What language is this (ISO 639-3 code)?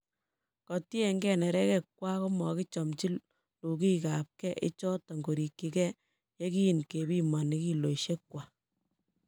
kln